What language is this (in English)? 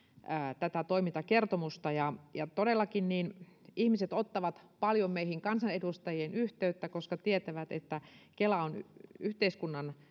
Finnish